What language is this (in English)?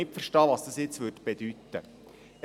Swiss German